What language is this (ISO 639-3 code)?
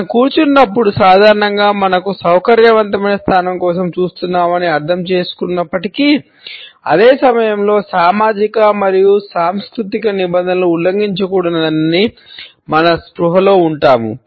tel